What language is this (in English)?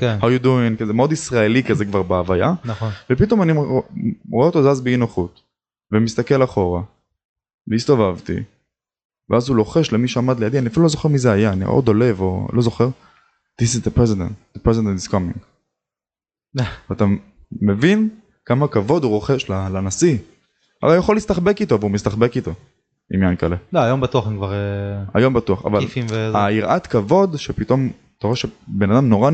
Hebrew